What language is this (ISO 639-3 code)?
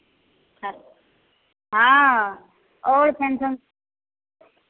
mai